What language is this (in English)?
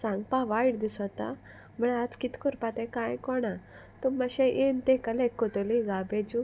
Konkani